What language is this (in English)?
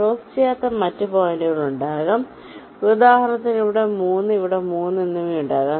Malayalam